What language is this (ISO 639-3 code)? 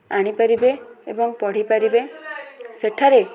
ori